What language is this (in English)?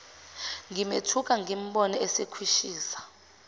Zulu